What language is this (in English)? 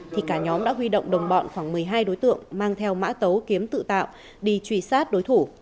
Vietnamese